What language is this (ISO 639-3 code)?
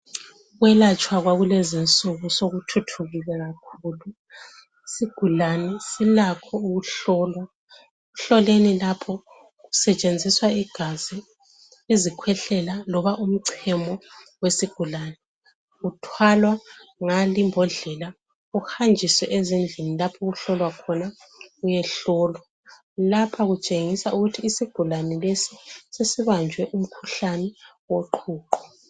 nde